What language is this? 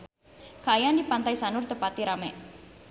Sundanese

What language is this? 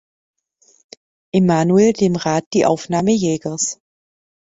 German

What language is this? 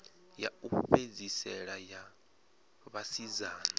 Venda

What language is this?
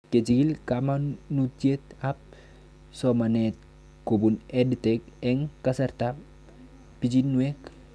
Kalenjin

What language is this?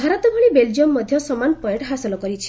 Odia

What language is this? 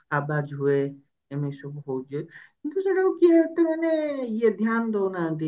Odia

